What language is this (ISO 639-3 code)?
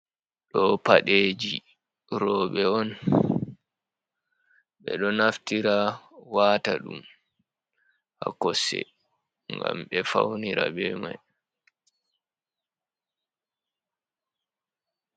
ful